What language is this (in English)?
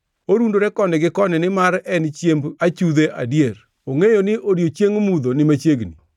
Luo (Kenya and Tanzania)